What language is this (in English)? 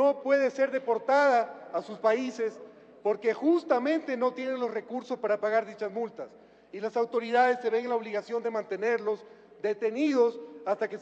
Spanish